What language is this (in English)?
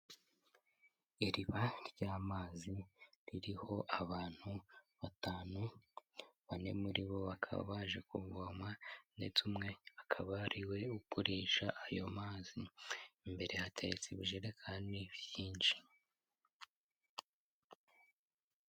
Kinyarwanda